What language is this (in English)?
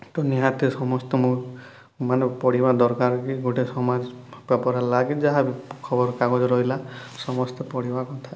Odia